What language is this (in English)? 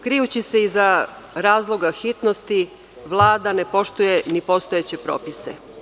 Serbian